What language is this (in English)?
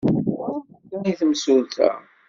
Kabyle